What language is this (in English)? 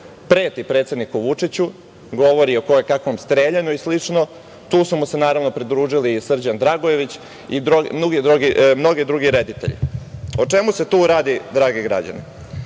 Serbian